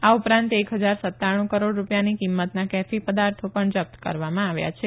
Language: Gujarati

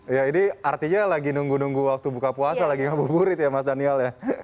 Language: Indonesian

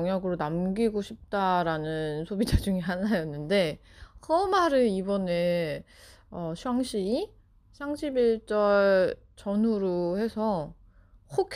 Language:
Korean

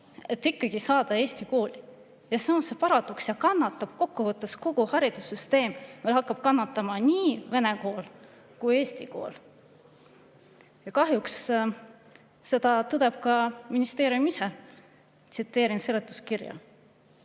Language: Estonian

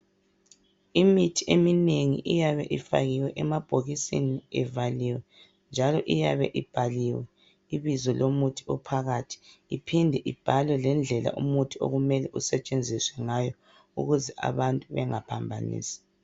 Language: North Ndebele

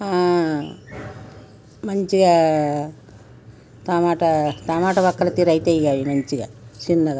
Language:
Telugu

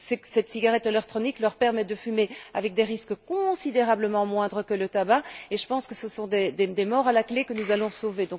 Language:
French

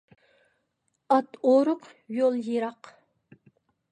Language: Uyghur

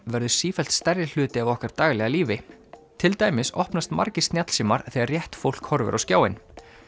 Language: Icelandic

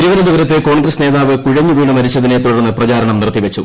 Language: Malayalam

